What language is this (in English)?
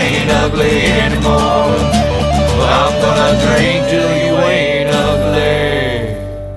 English